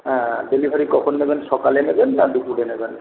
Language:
Bangla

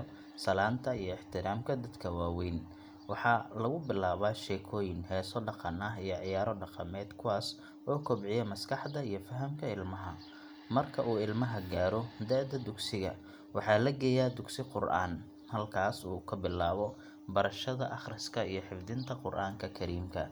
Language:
Somali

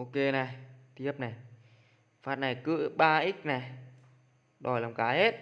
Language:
Vietnamese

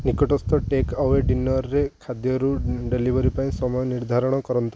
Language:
Odia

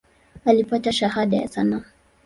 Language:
Swahili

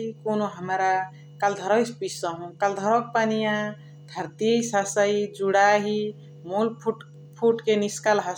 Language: Chitwania Tharu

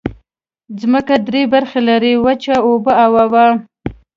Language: Pashto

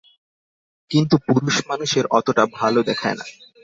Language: Bangla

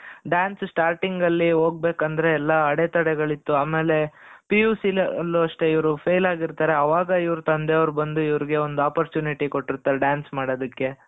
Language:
Kannada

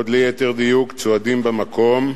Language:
Hebrew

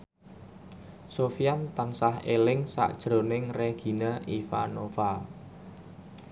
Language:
Javanese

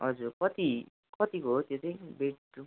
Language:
Nepali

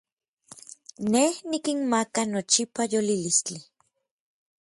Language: Orizaba Nahuatl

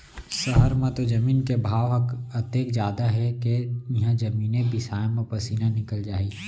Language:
Chhattisgarhi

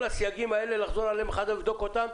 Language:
Hebrew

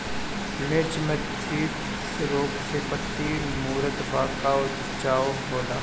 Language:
Bhojpuri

